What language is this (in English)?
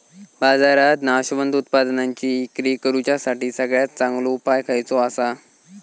Marathi